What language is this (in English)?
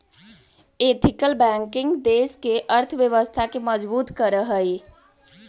Magahi